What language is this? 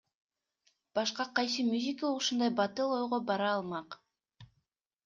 Kyrgyz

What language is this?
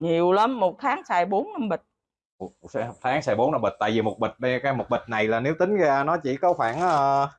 Vietnamese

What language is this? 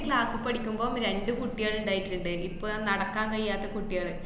Malayalam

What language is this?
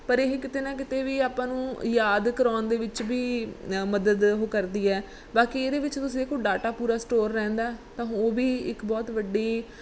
Punjabi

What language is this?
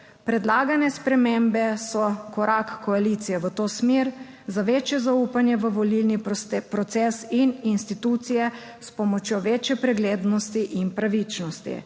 Slovenian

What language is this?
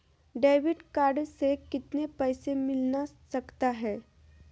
Magahi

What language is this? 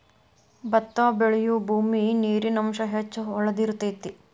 Kannada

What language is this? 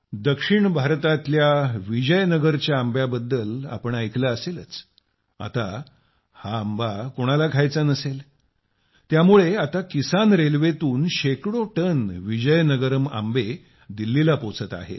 Marathi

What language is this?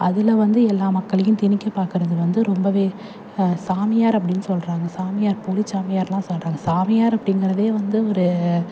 Tamil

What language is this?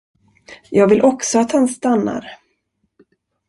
Swedish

